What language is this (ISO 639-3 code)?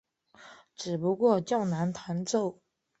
zho